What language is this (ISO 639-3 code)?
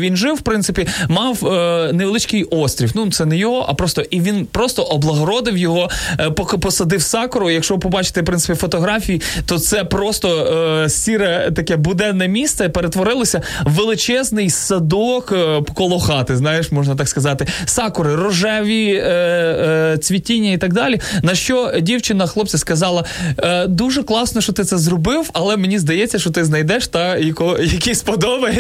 ukr